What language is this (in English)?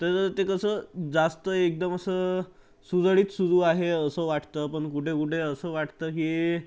Marathi